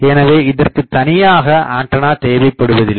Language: Tamil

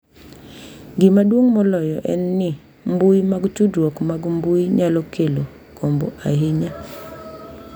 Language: Luo (Kenya and Tanzania)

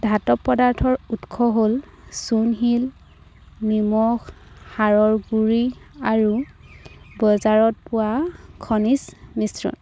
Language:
Assamese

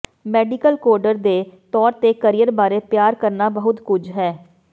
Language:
Punjabi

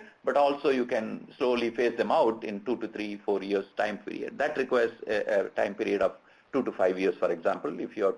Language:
English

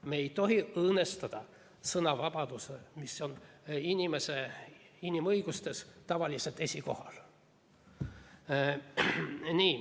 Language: Estonian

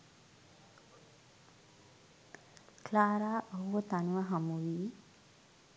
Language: Sinhala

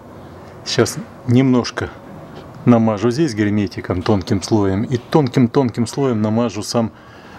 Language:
Russian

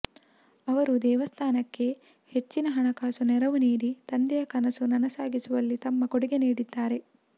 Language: Kannada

